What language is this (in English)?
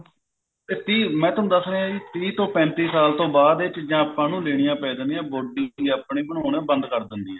Punjabi